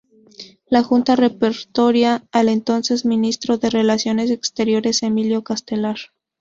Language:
Spanish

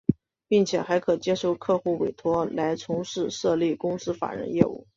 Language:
Chinese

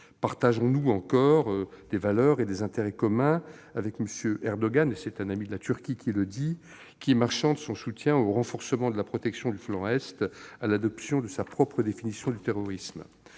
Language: French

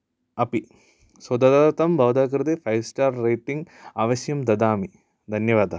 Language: Sanskrit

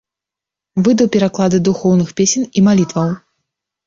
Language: Belarusian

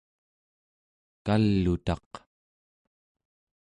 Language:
Central Yupik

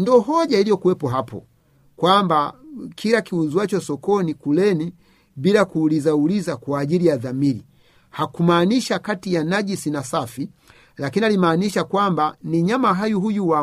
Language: Swahili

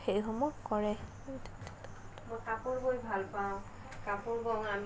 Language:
Assamese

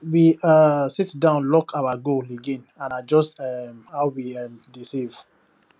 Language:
Nigerian Pidgin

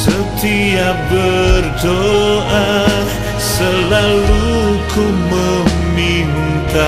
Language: Indonesian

